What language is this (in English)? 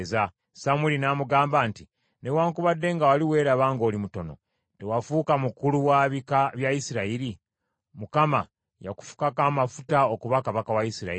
Ganda